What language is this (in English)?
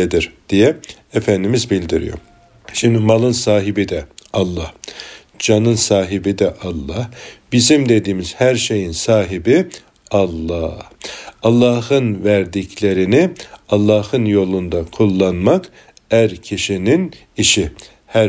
Turkish